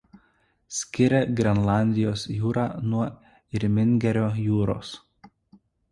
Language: Lithuanian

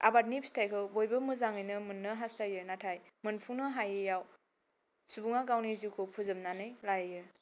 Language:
Bodo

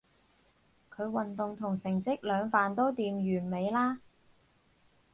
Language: Cantonese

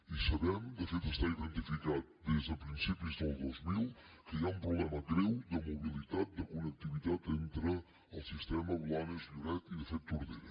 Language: Catalan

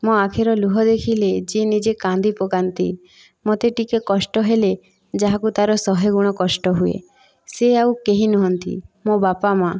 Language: Odia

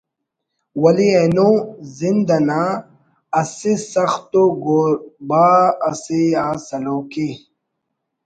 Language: Brahui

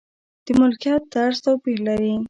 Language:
Pashto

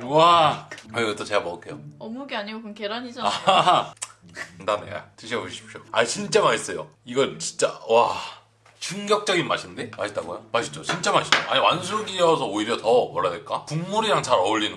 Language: Korean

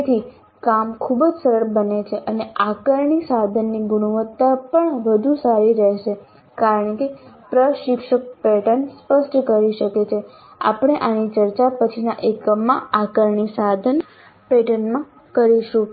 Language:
Gujarati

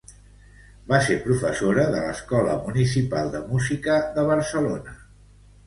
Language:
Catalan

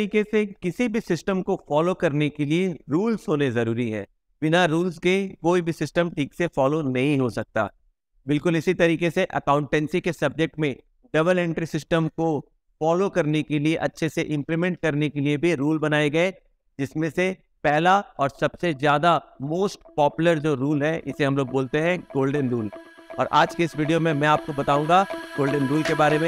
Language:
Hindi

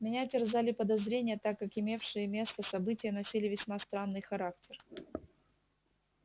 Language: Russian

